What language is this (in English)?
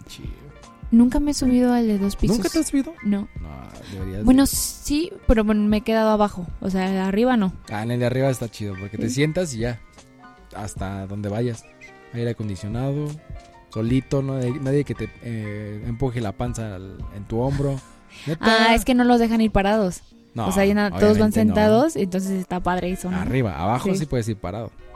Spanish